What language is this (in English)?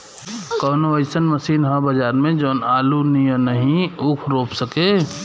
Bhojpuri